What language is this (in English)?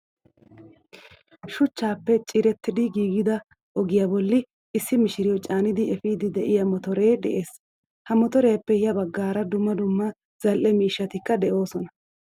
Wolaytta